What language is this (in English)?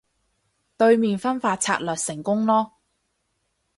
Cantonese